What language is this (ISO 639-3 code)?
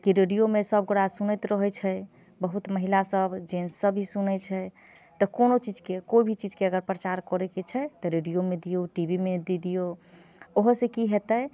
mai